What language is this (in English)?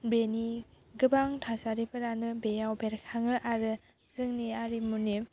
Bodo